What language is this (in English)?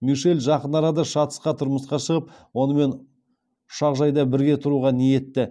Kazakh